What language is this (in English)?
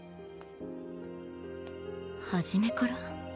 Japanese